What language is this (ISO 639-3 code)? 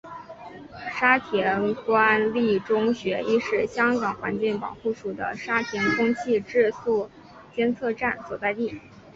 zho